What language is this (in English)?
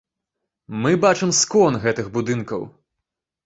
Belarusian